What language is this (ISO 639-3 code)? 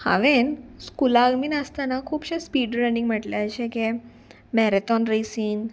kok